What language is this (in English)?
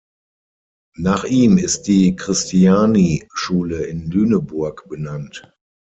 German